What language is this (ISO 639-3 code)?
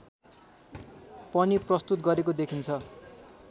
nep